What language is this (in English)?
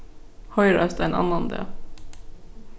Faroese